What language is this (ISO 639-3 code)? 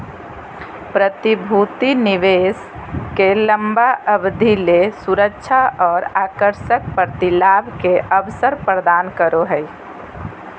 mag